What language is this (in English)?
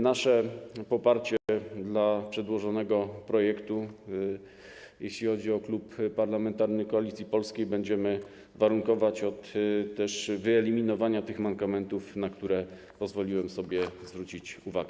Polish